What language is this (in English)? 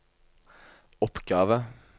Norwegian